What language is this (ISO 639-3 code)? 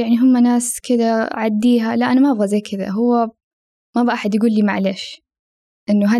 ara